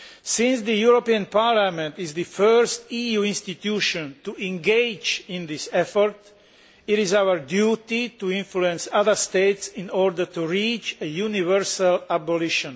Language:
English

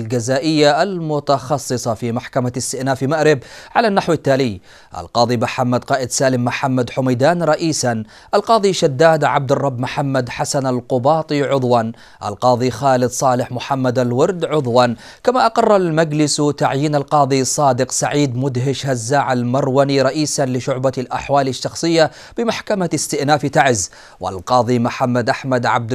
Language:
Arabic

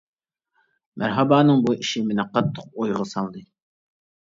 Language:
Uyghur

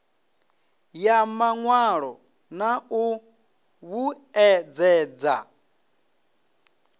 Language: Venda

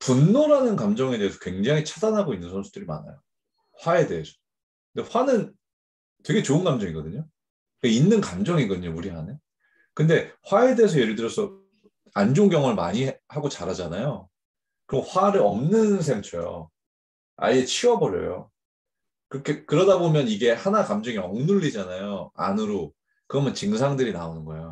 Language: Korean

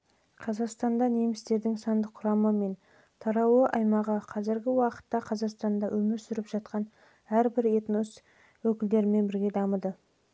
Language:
Kazakh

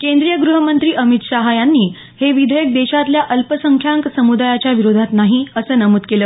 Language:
Marathi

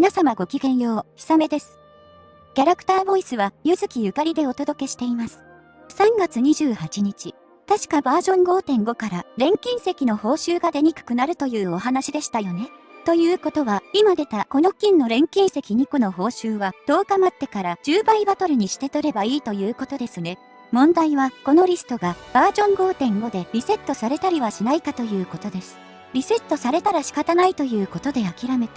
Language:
Japanese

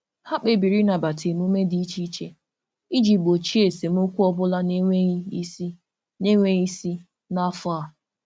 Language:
Igbo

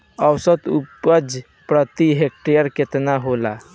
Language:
Bhojpuri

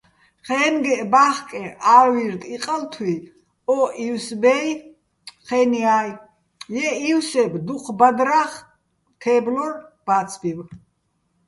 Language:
Bats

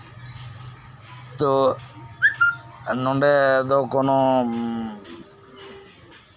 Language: Santali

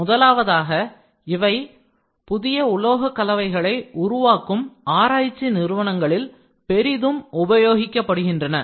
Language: Tamil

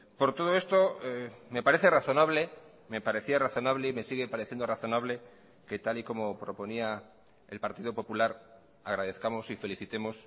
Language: Spanish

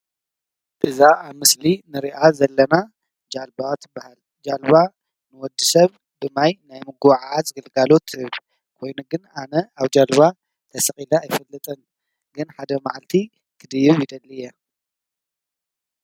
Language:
Tigrinya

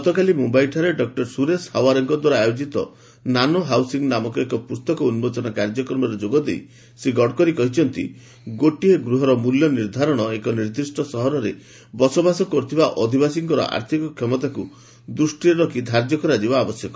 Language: Odia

